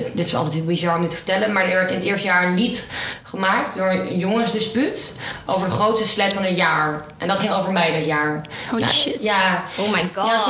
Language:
Dutch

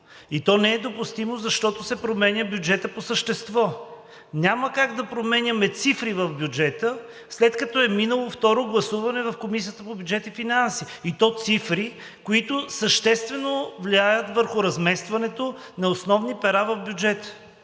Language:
Bulgarian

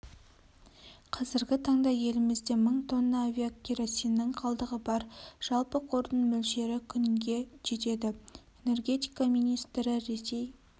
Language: Kazakh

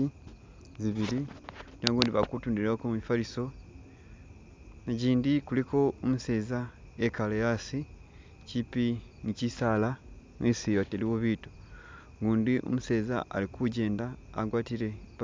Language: Masaaba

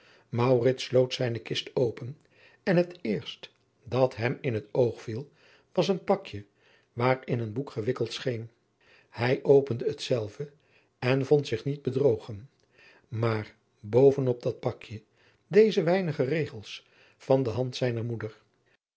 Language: Dutch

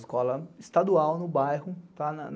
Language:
Portuguese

